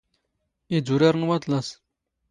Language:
Standard Moroccan Tamazight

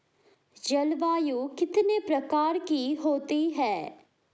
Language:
Hindi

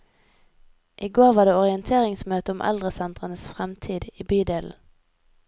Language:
Norwegian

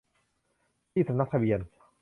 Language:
Thai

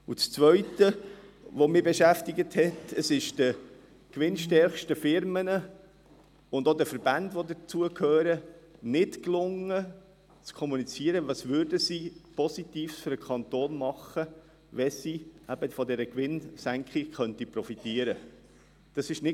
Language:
Swiss German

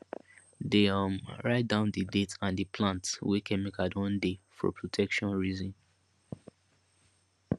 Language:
Nigerian Pidgin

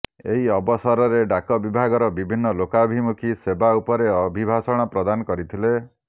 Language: Odia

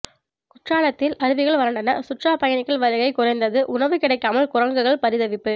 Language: Tamil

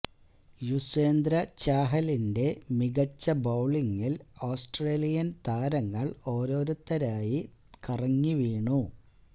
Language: Malayalam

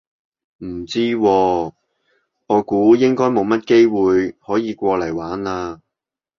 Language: Cantonese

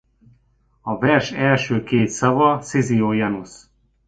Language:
Hungarian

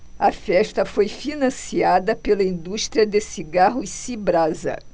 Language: Portuguese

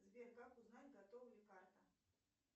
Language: Russian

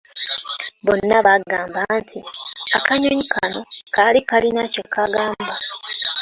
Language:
Ganda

